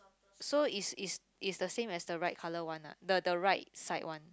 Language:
English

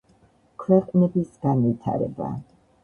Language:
Georgian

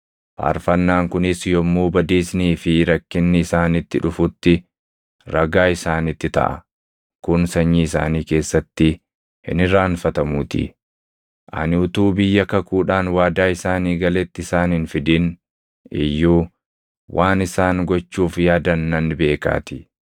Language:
Oromo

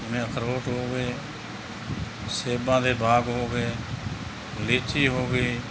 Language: Punjabi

